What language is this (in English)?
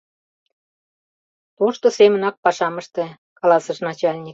Mari